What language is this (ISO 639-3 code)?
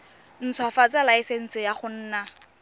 tsn